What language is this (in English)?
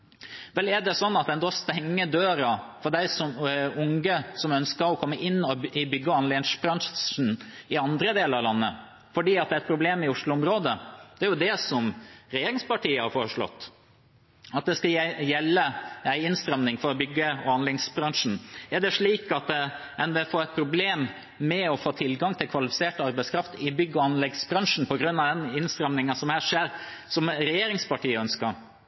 Norwegian Bokmål